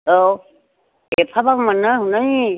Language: Bodo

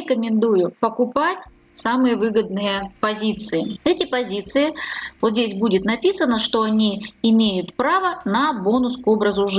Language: Russian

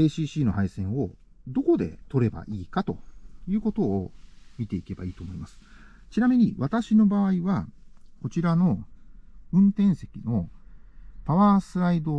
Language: Japanese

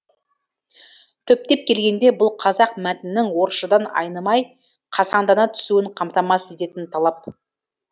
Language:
Kazakh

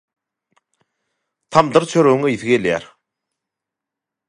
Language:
Turkmen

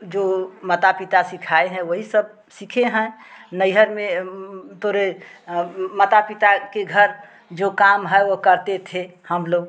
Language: Hindi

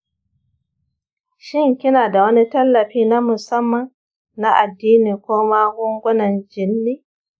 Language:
Hausa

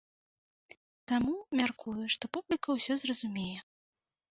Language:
Belarusian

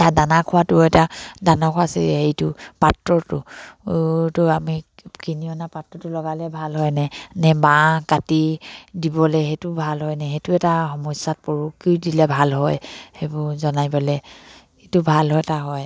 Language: Assamese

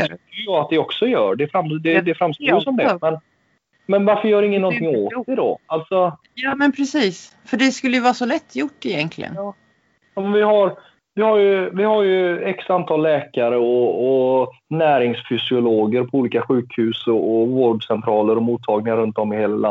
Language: Swedish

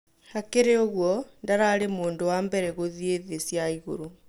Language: Kikuyu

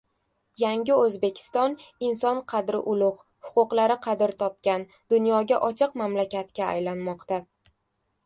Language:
Uzbek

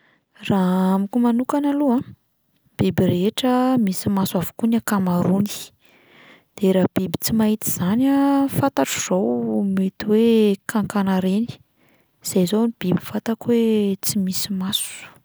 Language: Malagasy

